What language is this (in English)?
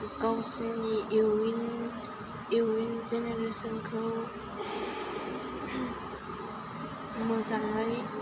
Bodo